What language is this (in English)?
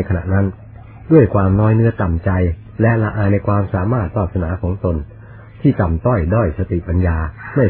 Thai